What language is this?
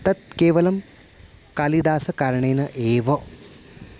Sanskrit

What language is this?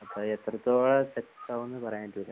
Malayalam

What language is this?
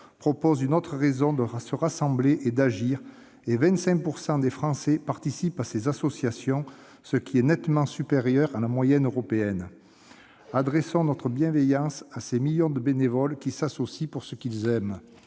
French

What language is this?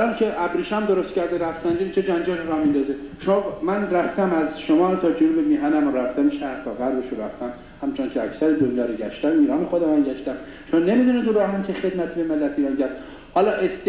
Persian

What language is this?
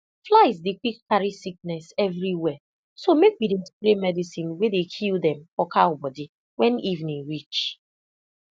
Nigerian Pidgin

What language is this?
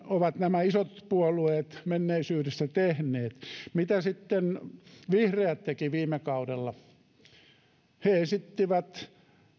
Finnish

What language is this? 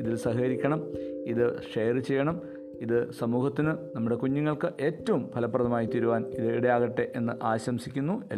Malayalam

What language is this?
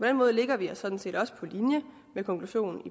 Danish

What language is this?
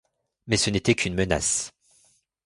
French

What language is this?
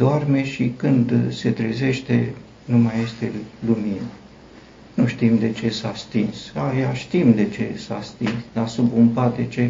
Romanian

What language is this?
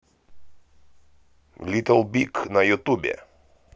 Russian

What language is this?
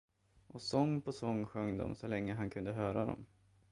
Swedish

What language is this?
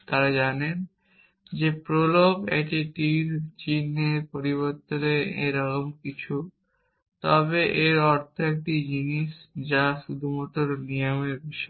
Bangla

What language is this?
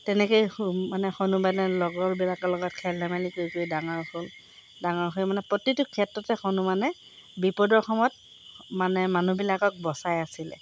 Assamese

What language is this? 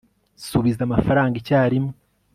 Kinyarwanda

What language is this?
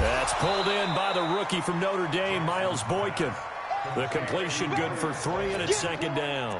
English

